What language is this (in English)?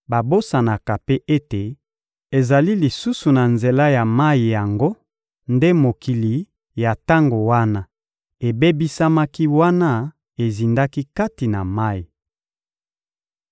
Lingala